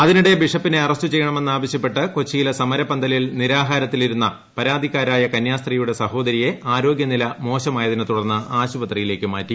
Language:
Malayalam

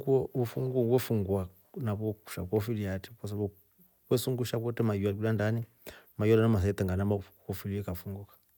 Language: Rombo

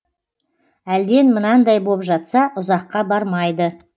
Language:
Kazakh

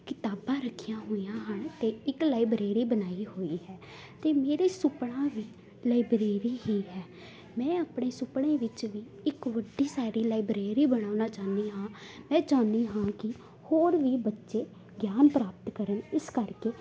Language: Punjabi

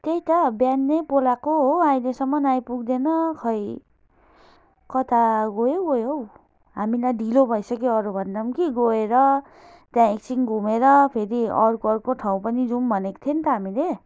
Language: Nepali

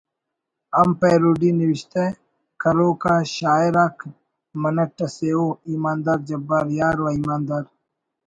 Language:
Brahui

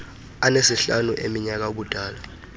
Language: Xhosa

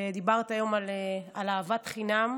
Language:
Hebrew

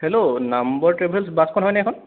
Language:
Assamese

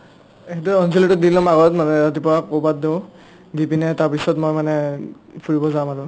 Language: Assamese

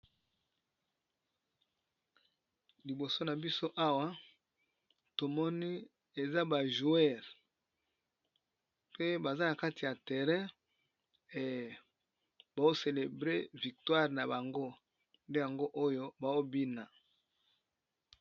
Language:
Lingala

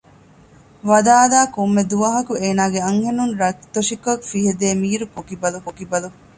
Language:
Divehi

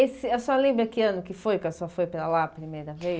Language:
Portuguese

